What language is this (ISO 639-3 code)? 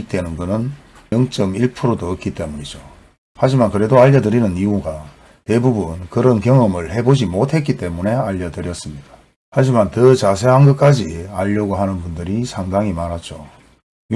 kor